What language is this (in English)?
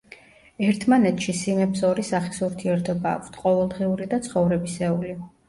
Georgian